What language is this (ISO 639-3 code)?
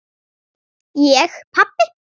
isl